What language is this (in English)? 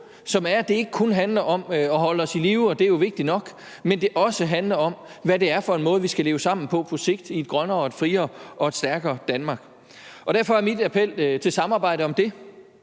Danish